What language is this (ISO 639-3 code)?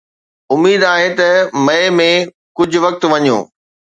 snd